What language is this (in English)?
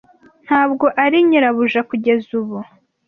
Kinyarwanda